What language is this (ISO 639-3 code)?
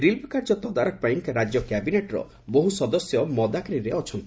ori